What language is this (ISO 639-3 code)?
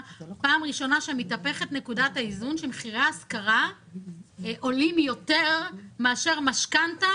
heb